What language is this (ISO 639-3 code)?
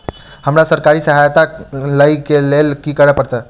mai